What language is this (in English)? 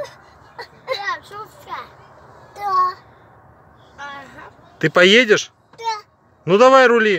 Russian